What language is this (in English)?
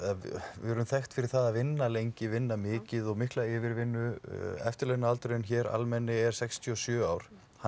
Icelandic